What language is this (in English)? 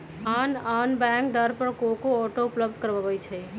Magahi